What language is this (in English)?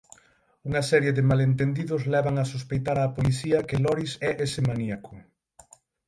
Galician